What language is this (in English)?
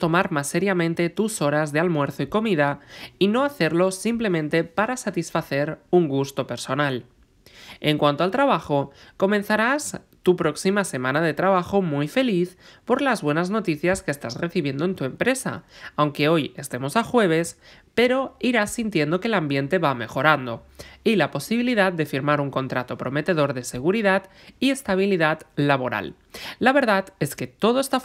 Spanish